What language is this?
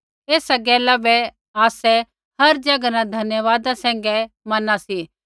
Kullu Pahari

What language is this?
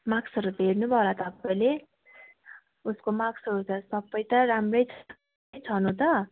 Nepali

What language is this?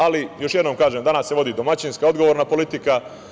Serbian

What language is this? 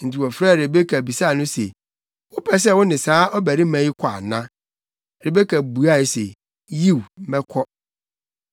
Akan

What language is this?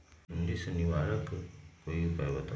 Magahi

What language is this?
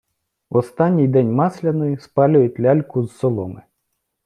Ukrainian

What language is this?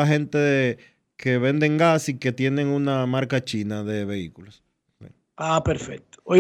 Spanish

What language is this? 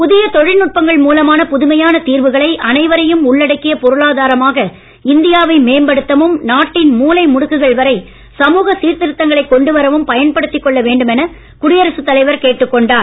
Tamil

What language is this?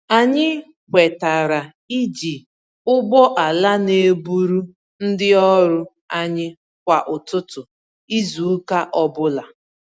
Igbo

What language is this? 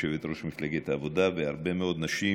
Hebrew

